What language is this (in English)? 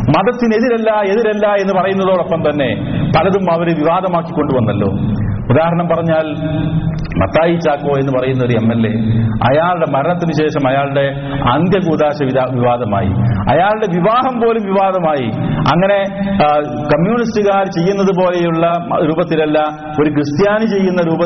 Malayalam